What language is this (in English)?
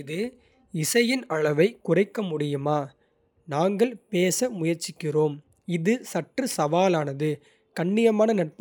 Kota (India)